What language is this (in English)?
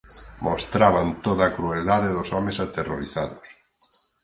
Galician